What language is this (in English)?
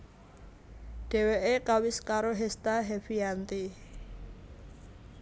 Javanese